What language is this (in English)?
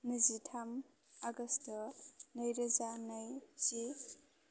Bodo